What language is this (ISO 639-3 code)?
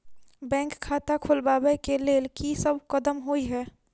mai